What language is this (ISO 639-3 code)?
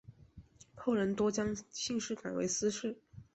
zho